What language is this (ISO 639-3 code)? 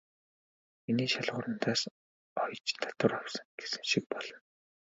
mon